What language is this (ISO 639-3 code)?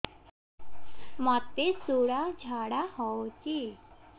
ori